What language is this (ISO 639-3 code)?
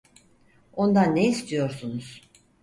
tur